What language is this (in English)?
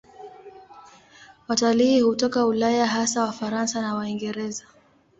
Swahili